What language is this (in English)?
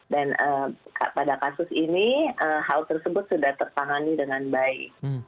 Indonesian